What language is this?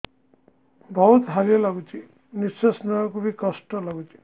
Odia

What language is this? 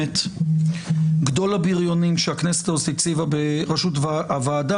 Hebrew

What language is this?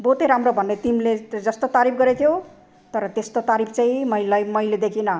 Nepali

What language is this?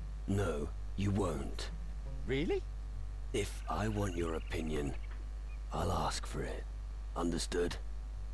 Polish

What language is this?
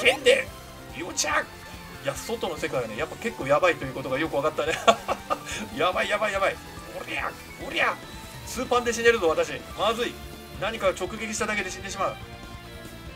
Japanese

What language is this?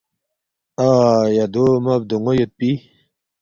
Balti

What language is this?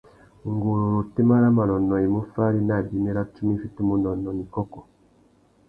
Tuki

